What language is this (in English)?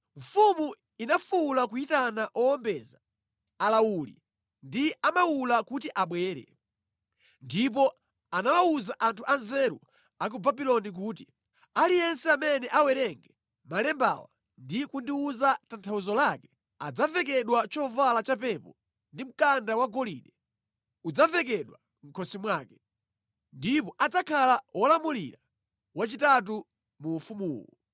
Nyanja